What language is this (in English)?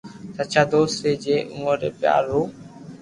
Loarki